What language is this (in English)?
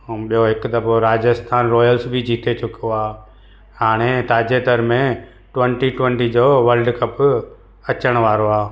Sindhi